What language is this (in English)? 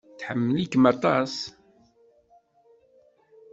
Kabyle